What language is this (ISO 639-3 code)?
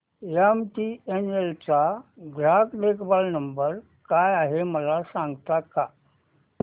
mar